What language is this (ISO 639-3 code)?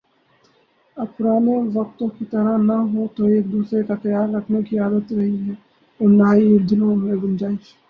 urd